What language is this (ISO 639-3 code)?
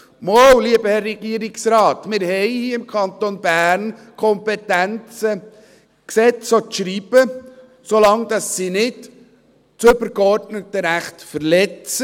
gsw